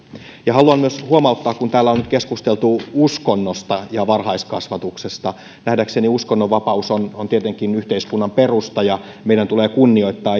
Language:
Finnish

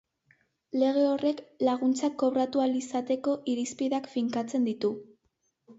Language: Basque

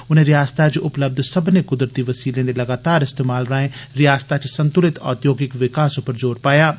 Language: Dogri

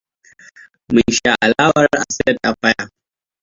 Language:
Hausa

